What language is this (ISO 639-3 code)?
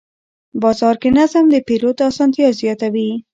pus